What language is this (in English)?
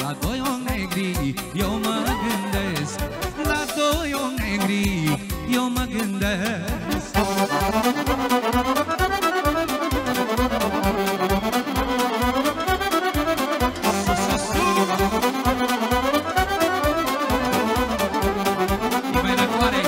Romanian